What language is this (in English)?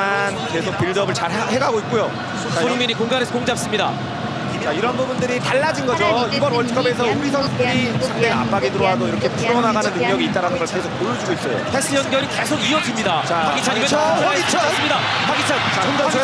Korean